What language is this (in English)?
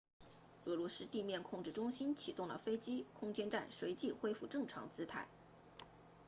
Chinese